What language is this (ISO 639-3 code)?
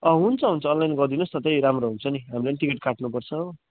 nep